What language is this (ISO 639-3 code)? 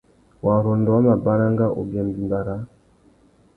bag